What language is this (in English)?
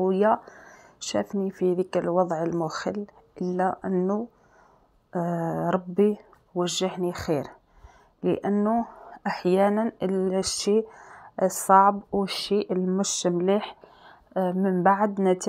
Arabic